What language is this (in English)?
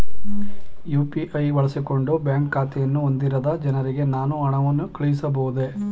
Kannada